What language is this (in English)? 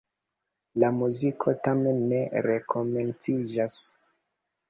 Esperanto